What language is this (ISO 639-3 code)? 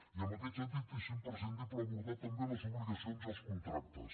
cat